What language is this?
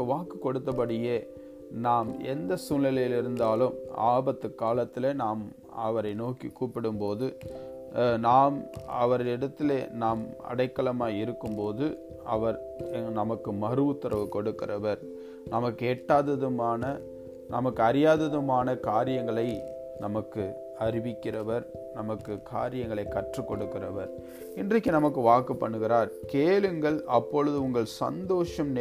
Tamil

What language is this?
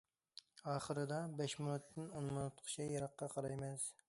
Uyghur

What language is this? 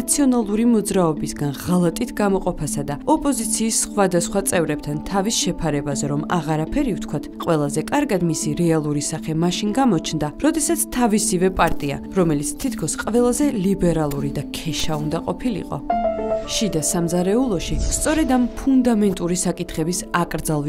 Romanian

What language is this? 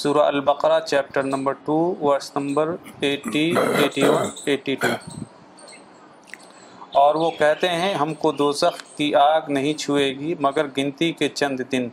Urdu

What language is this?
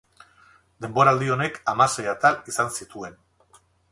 Basque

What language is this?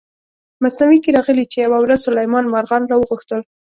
Pashto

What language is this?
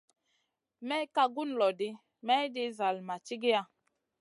Masana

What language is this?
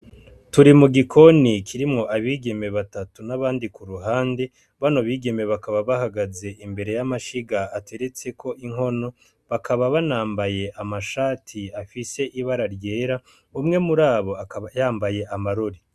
Rundi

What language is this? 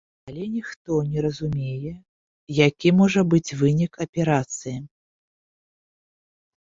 Belarusian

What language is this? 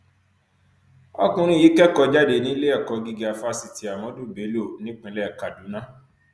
Yoruba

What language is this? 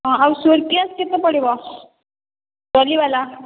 Odia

